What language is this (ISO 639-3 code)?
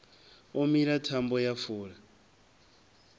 ven